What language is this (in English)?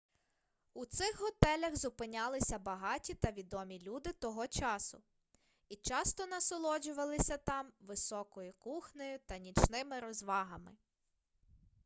Ukrainian